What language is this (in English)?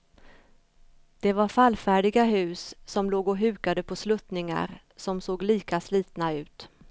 Swedish